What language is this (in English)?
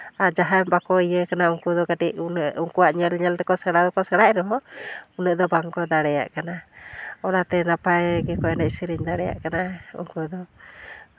Santali